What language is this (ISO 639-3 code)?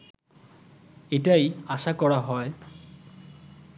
ben